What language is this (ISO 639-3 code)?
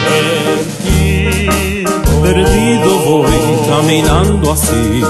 spa